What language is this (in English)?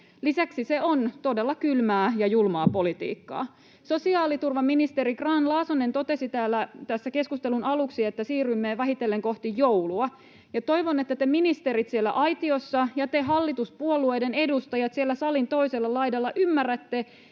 Finnish